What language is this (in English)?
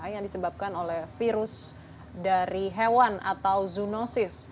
Indonesian